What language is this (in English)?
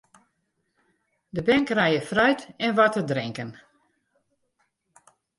Western Frisian